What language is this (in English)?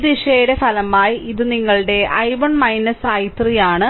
Malayalam